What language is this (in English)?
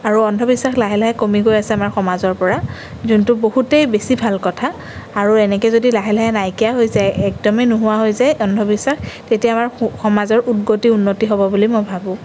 Assamese